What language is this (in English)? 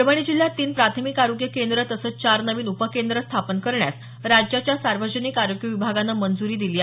Marathi